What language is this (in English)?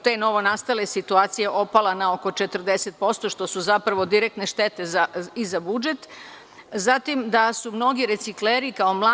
Serbian